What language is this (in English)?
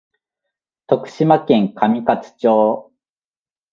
Japanese